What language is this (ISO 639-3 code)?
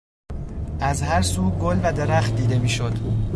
fas